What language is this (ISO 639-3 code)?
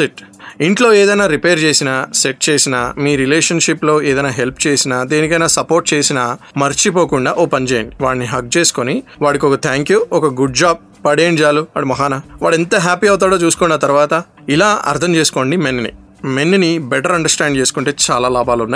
tel